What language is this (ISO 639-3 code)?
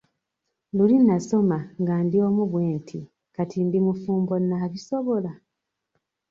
lug